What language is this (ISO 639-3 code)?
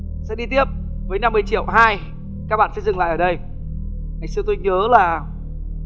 vie